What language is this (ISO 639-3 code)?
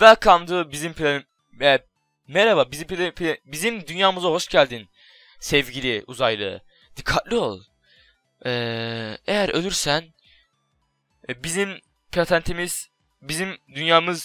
tur